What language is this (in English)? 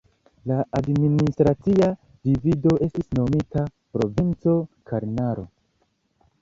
Esperanto